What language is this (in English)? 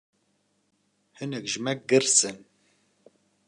Kurdish